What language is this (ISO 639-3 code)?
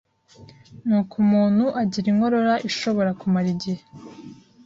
kin